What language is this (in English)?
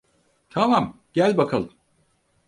Turkish